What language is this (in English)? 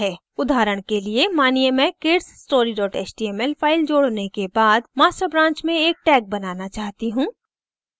Hindi